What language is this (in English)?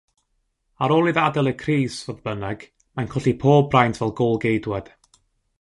Welsh